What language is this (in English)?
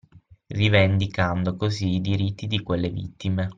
Italian